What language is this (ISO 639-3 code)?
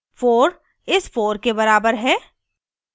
hin